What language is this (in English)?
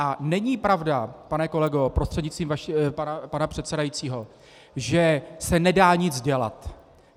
Czech